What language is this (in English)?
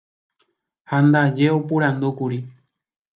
Guarani